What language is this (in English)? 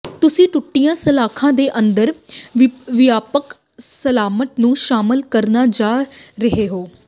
Punjabi